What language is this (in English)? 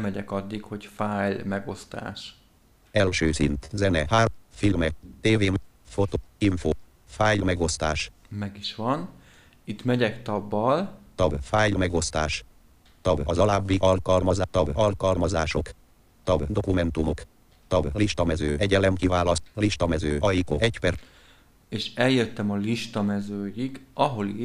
Hungarian